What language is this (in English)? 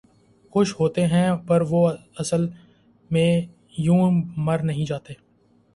Urdu